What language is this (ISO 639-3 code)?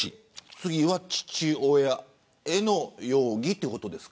jpn